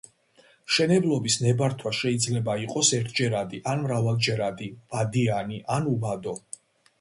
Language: Georgian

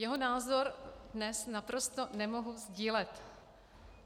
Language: Czech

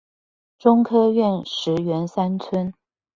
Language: Chinese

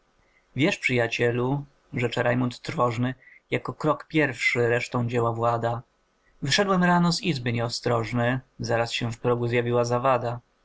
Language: Polish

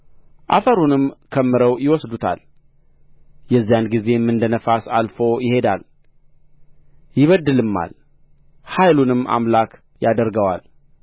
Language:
Amharic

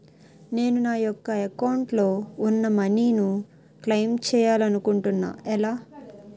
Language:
Telugu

